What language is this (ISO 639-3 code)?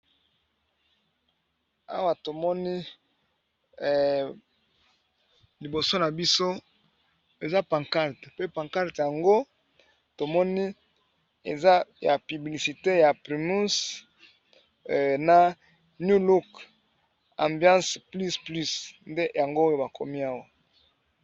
lin